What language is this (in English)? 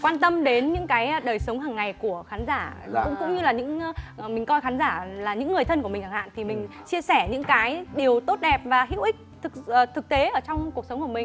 Vietnamese